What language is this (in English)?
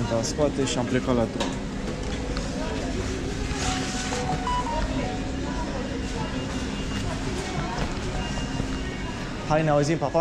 Romanian